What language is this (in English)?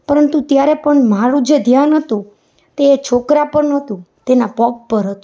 Gujarati